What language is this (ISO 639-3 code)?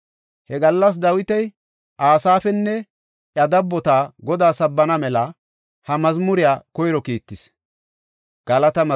gof